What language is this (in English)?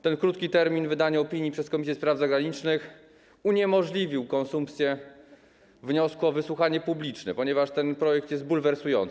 Polish